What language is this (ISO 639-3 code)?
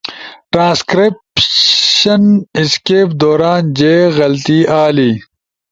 ush